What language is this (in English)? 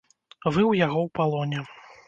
Belarusian